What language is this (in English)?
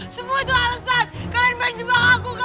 Indonesian